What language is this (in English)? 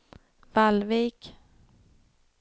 Swedish